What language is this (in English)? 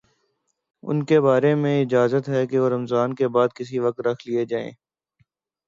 Urdu